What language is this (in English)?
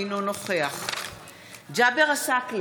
Hebrew